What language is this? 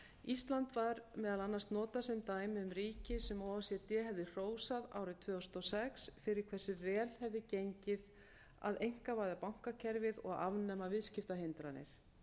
Icelandic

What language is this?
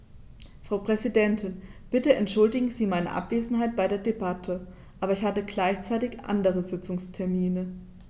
German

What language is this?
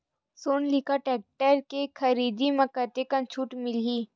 Chhattisgarhi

